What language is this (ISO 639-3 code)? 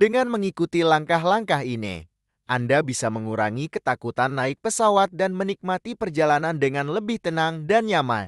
ind